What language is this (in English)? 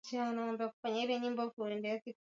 Swahili